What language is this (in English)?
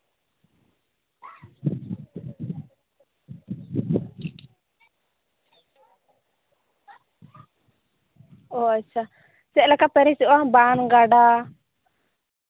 Santali